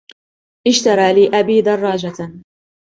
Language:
Arabic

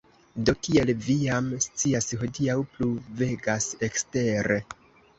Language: Esperanto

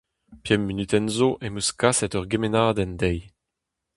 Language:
Breton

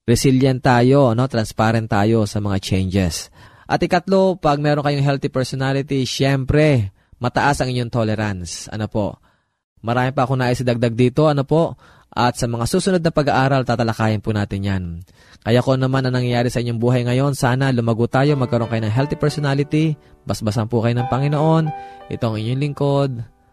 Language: Filipino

